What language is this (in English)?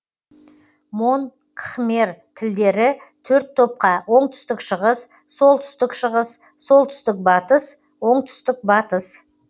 Kazakh